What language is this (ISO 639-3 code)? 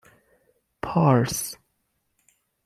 fas